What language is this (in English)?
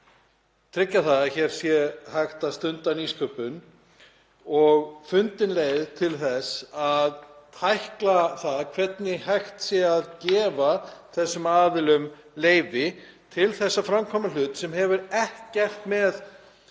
Icelandic